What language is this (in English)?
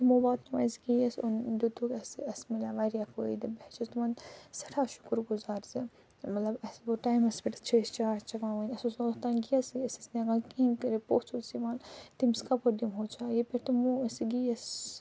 Kashmiri